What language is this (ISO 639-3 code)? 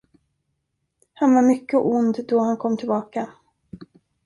swe